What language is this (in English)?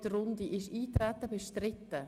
Swiss German